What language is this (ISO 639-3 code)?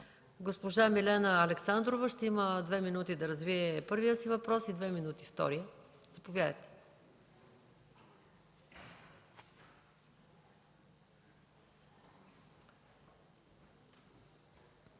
bul